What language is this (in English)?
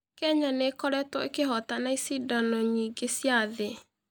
Kikuyu